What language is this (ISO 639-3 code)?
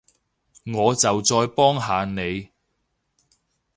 yue